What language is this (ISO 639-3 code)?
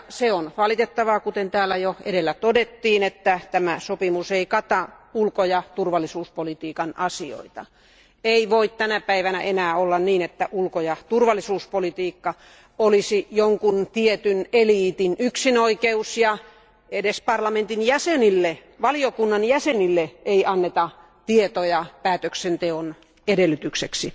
fin